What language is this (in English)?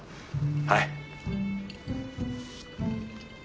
Japanese